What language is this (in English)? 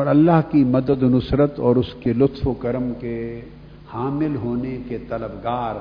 Urdu